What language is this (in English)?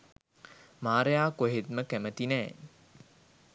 Sinhala